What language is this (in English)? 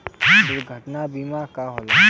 Bhojpuri